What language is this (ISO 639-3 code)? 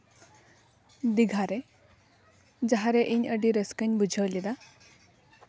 sat